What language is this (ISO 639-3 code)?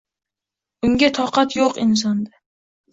uzb